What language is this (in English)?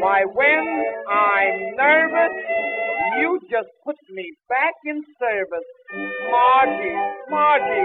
Greek